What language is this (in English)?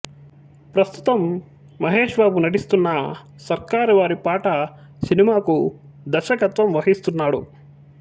Telugu